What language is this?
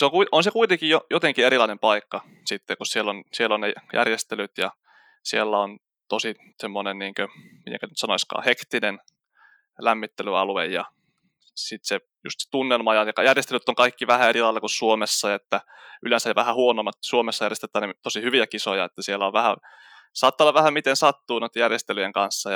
Finnish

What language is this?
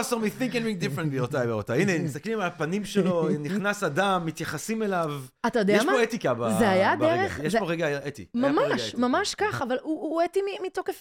Hebrew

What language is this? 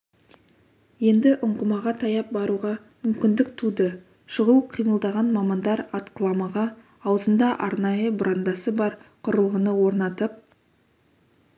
Kazakh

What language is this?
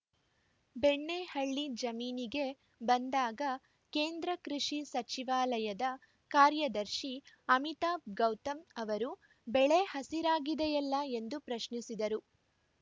Kannada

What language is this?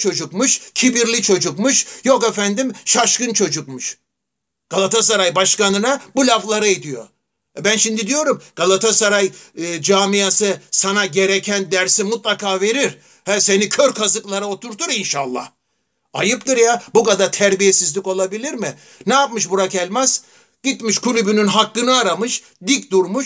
Turkish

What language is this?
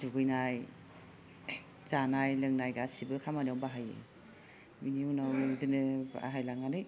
Bodo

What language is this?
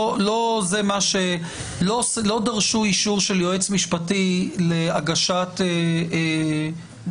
Hebrew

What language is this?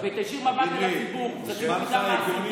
Hebrew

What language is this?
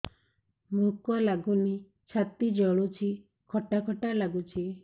Odia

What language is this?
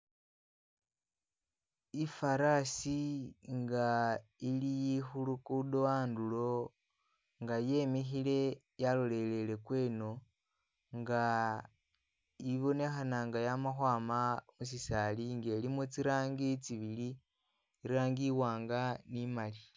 Masaaba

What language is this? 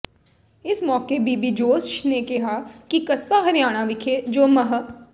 Punjabi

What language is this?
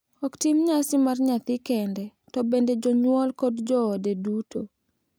Luo (Kenya and Tanzania)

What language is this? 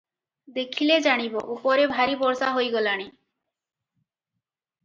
Odia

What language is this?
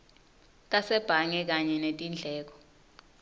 Swati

